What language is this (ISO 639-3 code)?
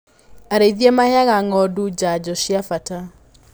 kik